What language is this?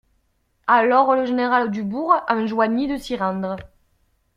French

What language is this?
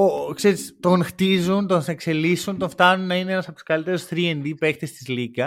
Greek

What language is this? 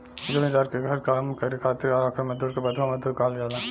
Bhojpuri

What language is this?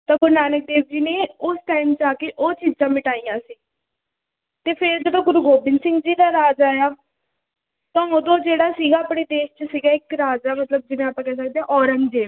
Punjabi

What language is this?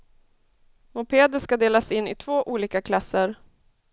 Swedish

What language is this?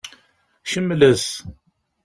Kabyle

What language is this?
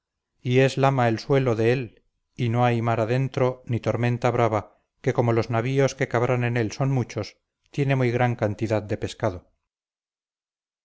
Spanish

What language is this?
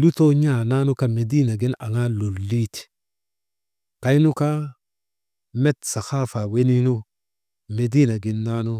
Maba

